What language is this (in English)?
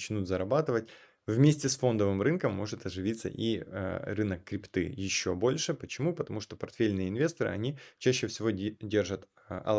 Russian